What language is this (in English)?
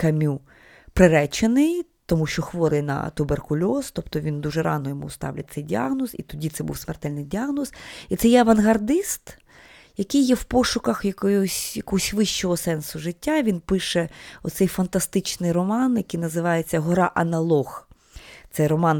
Ukrainian